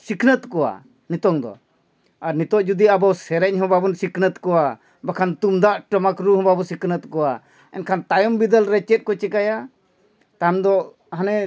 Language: Santali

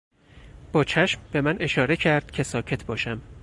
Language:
Persian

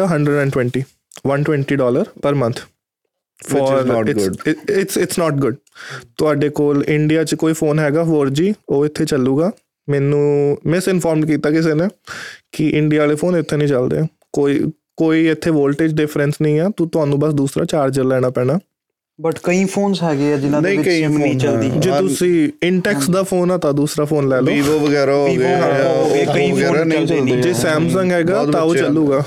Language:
Punjabi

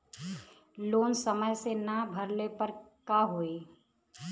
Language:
Bhojpuri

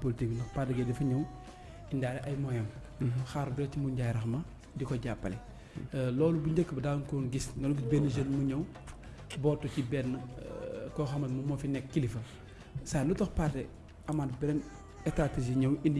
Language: Indonesian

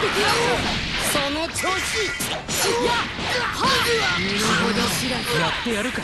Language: Japanese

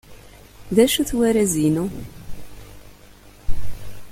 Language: Kabyle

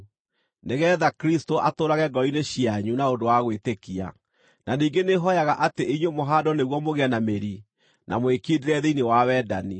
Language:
Kikuyu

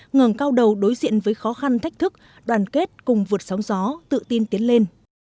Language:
Vietnamese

